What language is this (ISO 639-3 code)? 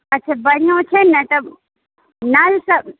mai